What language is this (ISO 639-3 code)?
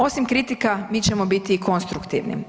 hrv